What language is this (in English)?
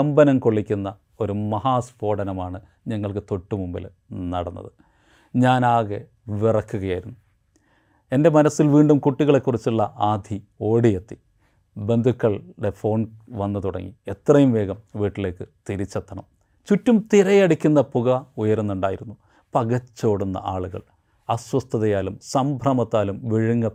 Malayalam